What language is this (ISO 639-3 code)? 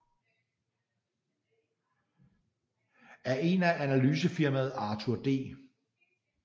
dan